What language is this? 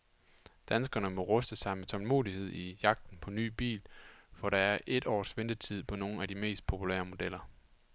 Danish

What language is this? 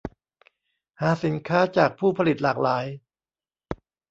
Thai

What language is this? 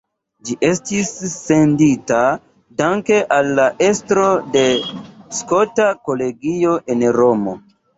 Esperanto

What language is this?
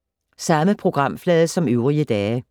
Danish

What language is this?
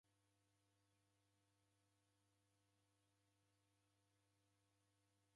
Taita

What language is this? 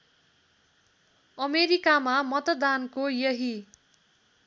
Nepali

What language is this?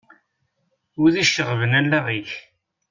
Kabyle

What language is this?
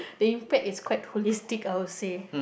English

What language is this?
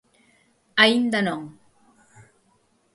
Galician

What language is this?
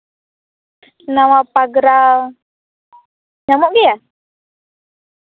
Santali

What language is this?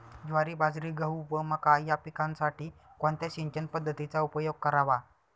Marathi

